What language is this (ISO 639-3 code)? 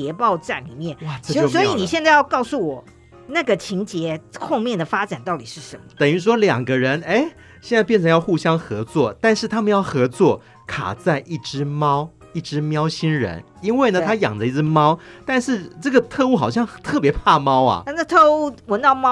zho